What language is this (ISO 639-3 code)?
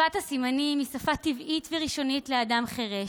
heb